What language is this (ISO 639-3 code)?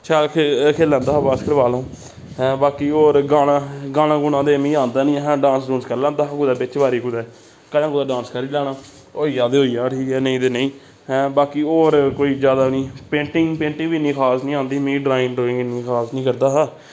doi